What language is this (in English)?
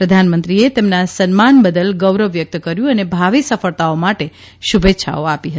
Gujarati